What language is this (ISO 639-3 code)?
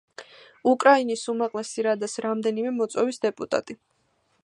kat